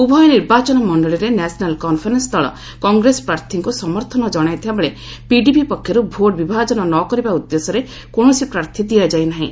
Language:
Odia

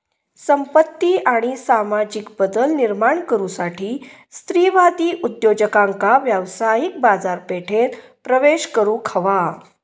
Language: Marathi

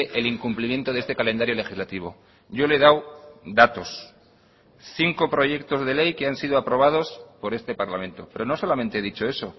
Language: Spanish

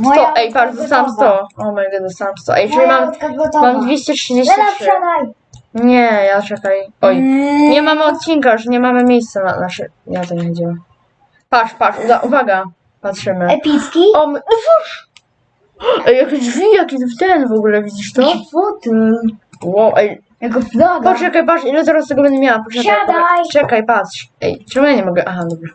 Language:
Polish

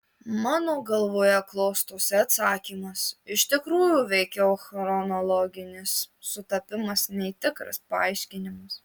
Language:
Lithuanian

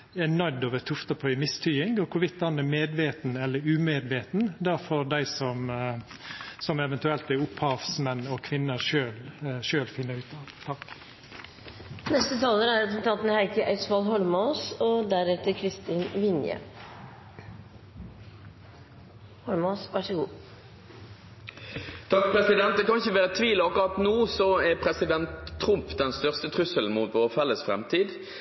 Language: Norwegian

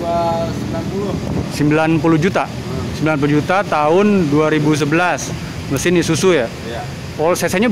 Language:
Indonesian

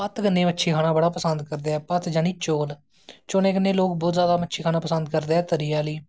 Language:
Dogri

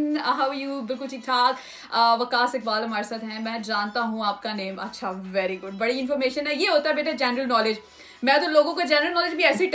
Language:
Urdu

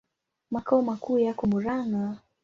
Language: Swahili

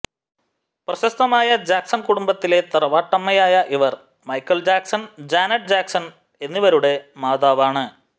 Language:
Malayalam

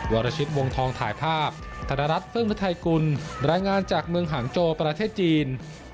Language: Thai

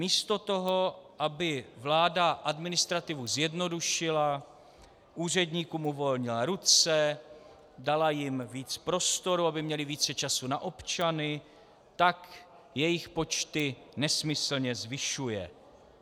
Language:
Czech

